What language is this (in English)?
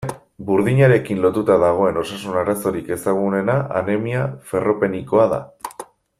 Basque